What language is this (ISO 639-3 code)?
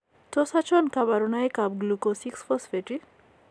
kln